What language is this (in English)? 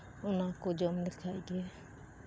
Santali